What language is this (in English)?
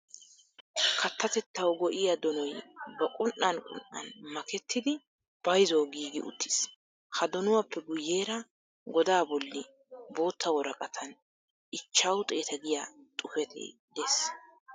Wolaytta